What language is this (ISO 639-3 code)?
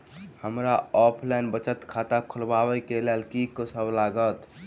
mai